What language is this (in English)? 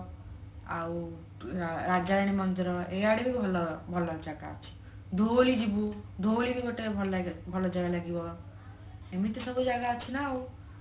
Odia